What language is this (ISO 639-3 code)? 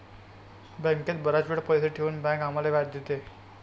mar